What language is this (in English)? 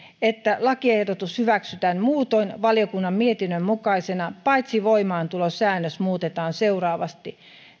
Finnish